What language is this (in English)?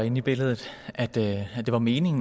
Danish